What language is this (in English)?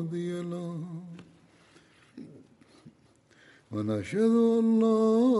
Bulgarian